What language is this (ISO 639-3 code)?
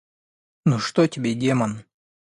rus